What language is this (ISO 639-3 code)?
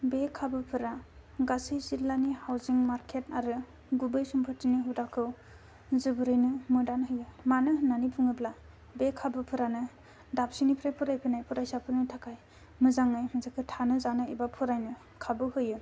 brx